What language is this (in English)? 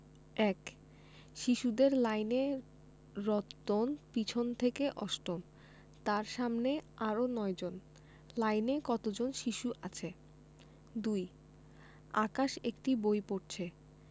Bangla